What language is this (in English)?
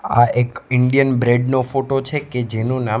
Gujarati